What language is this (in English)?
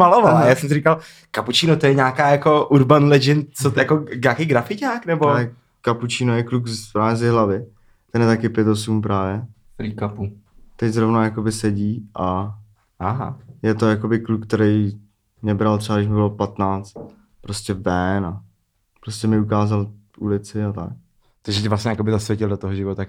Czech